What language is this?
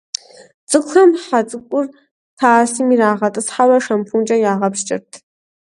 Kabardian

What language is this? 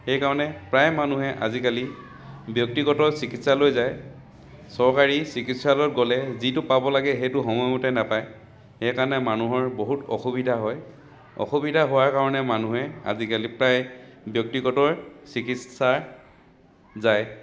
Assamese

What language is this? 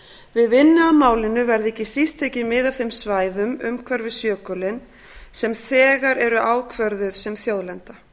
Icelandic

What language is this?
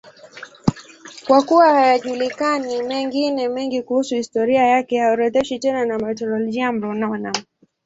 Swahili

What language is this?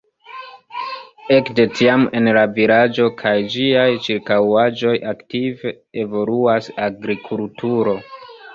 Esperanto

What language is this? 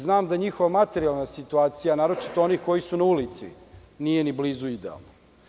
Serbian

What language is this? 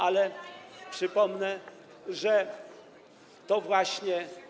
Polish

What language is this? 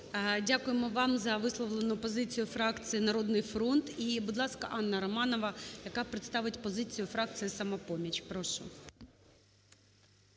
Ukrainian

